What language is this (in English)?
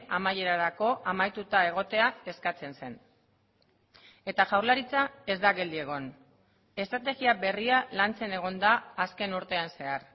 Basque